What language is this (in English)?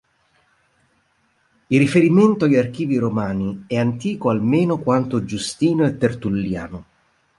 Italian